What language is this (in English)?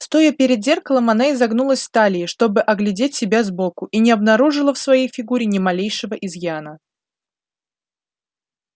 Russian